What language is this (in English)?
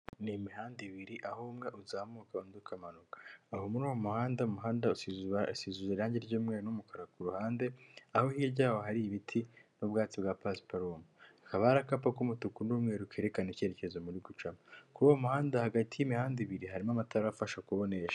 Kinyarwanda